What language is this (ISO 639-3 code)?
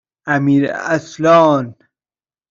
fas